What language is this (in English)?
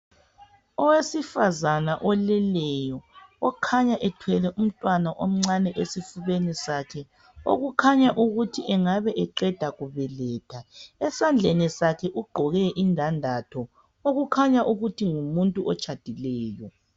North Ndebele